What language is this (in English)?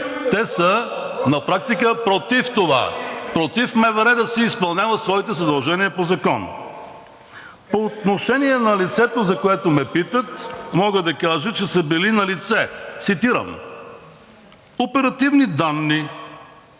Bulgarian